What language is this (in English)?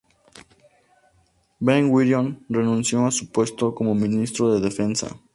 Spanish